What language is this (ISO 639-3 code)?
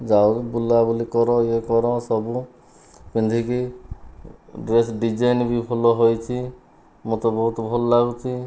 ori